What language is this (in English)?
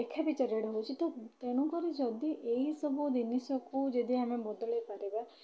Odia